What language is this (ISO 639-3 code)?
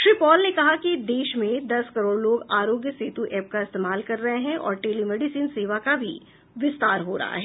hin